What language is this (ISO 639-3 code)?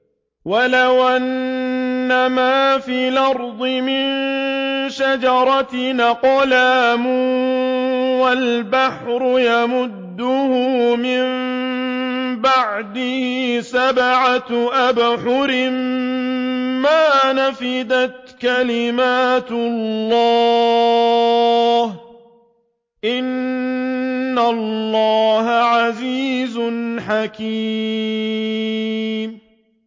ara